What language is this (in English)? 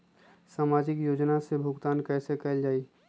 Magahi